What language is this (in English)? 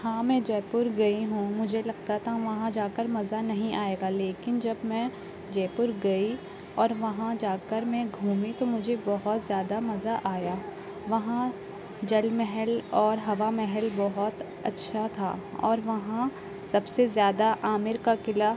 Urdu